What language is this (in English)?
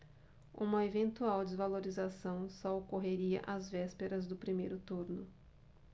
Portuguese